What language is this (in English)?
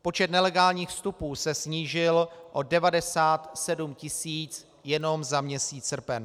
Czech